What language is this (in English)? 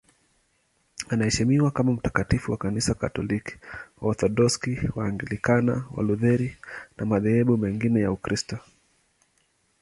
Swahili